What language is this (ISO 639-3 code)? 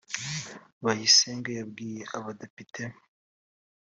kin